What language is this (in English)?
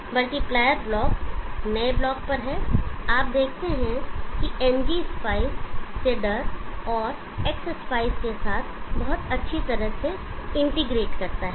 Hindi